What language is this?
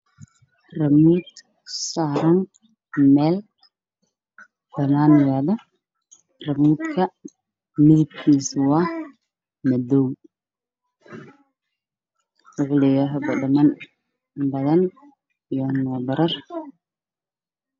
Somali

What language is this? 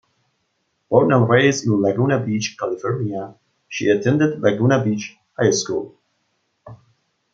English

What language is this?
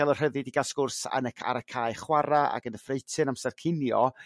Welsh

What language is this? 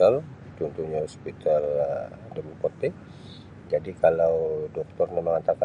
Sabah Bisaya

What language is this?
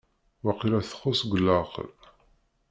Kabyle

